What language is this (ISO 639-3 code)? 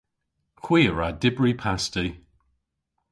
cor